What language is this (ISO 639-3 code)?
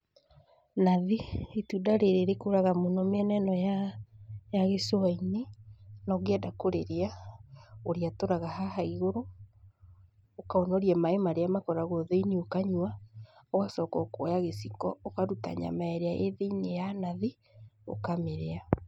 kik